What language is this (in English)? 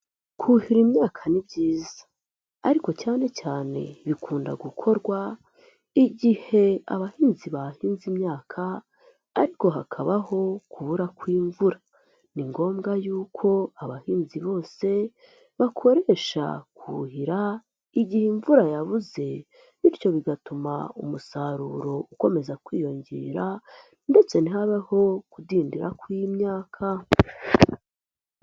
Kinyarwanda